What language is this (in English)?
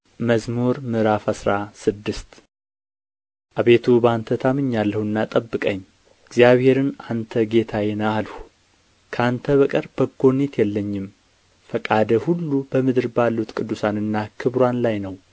Amharic